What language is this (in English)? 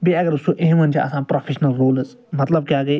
Kashmiri